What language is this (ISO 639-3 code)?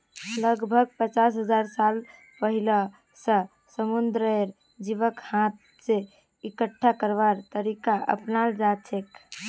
mag